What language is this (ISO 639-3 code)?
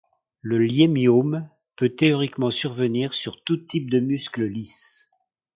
fra